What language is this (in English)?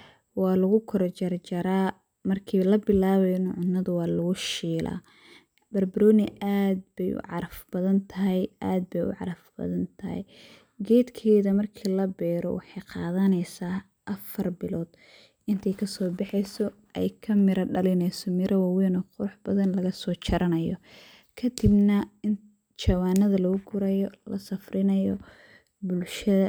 Somali